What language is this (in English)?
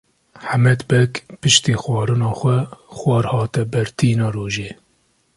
Kurdish